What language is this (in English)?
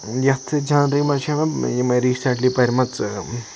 Kashmiri